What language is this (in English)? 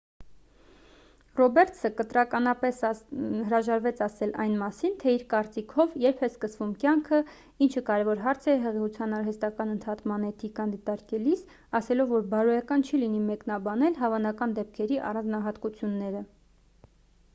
Armenian